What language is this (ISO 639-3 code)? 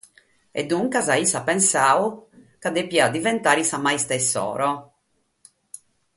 srd